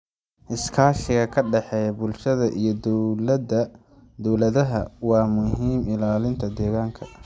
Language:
Somali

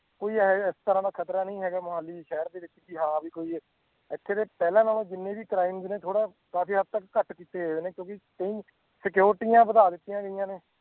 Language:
Punjabi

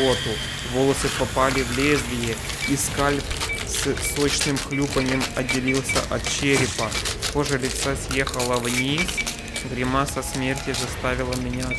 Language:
Russian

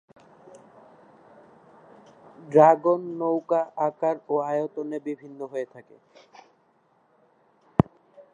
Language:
Bangla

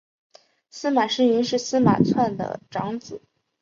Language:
Chinese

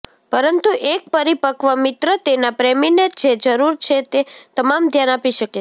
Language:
Gujarati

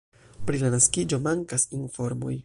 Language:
Esperanto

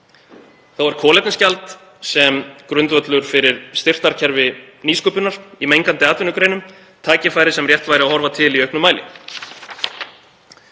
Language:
Icelandic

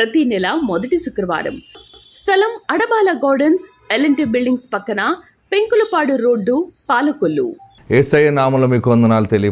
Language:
Telugu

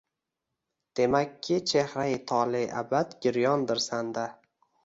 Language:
Uzbek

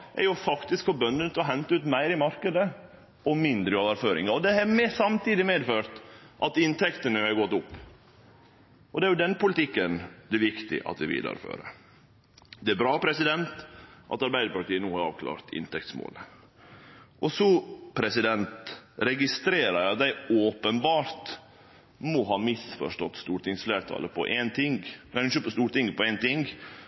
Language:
Norwegian Nynorsk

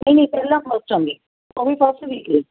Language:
Punjabi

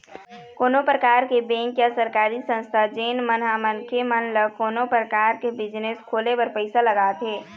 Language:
Chhattisgarhi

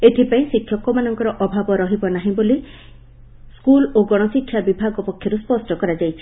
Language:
Odia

